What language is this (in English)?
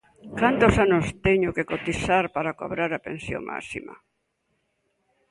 Galician